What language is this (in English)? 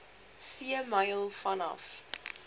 Afrikaans